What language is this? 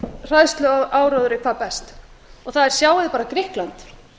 Icelandic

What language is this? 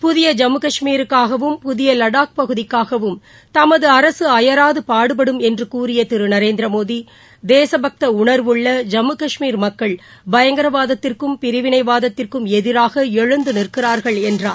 Tamil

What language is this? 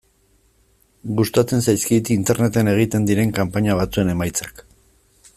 Basque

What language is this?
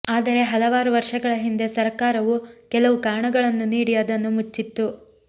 Kannada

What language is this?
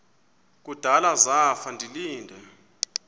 Xhosa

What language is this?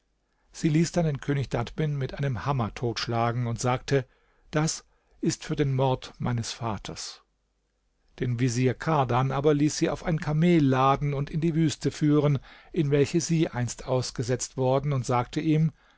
German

